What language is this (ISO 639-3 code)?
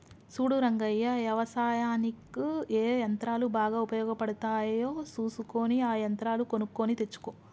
tel